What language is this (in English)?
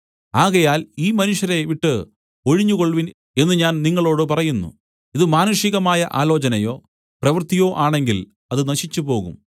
Malayalam